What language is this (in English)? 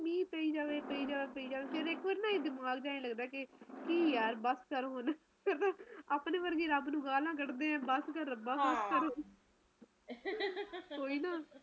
Punjabi